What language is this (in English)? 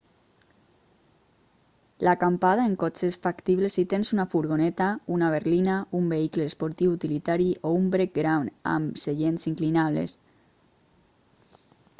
Catalan